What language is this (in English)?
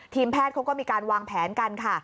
Thai